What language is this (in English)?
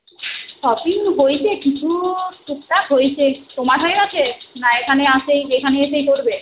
Bangla